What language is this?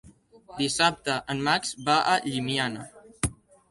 Catalan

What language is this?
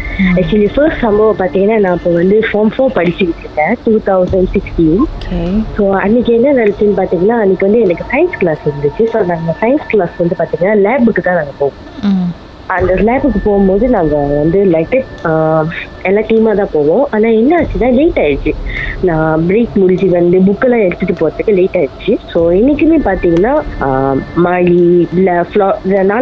Tamil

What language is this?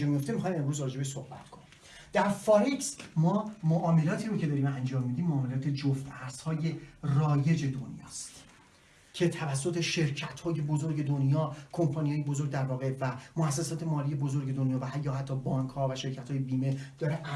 Persian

